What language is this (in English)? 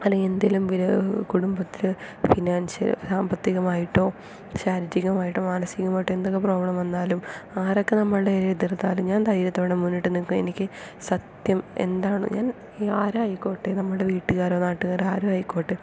Malayalam